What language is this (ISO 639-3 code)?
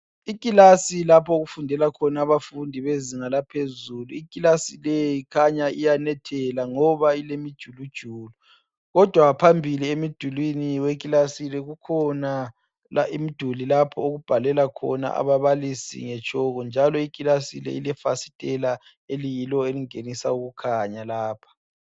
nde